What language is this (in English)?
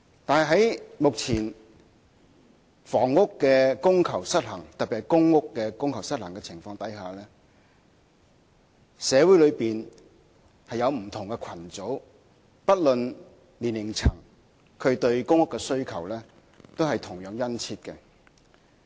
Cantonese